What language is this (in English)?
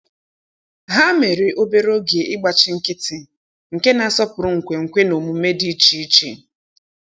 Igbo